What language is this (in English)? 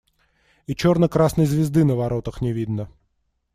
Russian